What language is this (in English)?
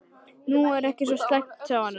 Icelandic